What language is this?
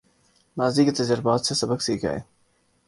Urdu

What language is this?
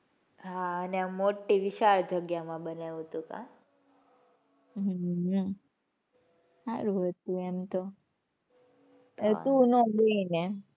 Gujarati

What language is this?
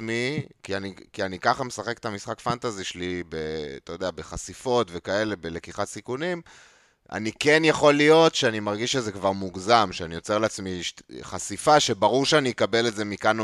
Hebrew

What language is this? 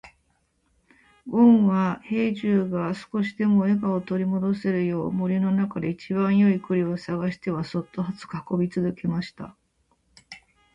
Japanese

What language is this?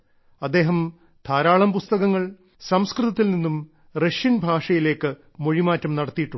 Malayalam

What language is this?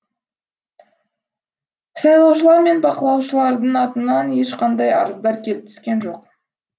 Kazakh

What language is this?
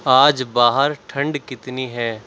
Urdu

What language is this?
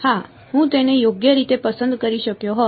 Gujarati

